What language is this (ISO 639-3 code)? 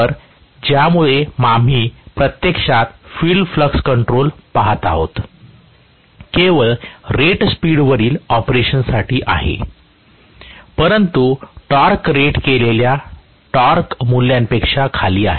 mar